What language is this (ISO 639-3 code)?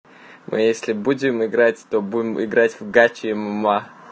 rus